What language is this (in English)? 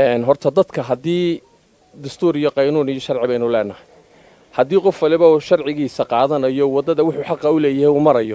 Arabic